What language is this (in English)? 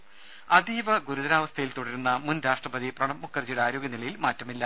Malayalam